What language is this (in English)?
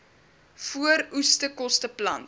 Afrikaans